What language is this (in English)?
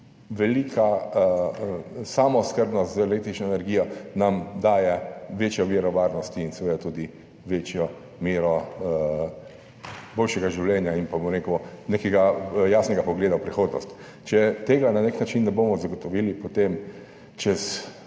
Slovenian